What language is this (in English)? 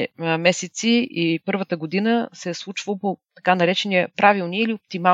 Bulgarian